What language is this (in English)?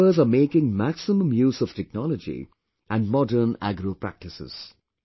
English